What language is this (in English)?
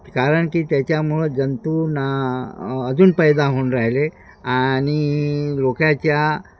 Marathi